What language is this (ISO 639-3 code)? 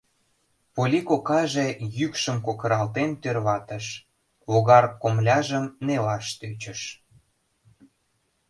chm